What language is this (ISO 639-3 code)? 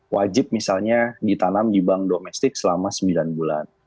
ind